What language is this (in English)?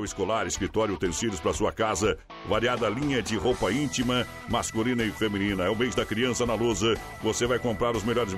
Portuguese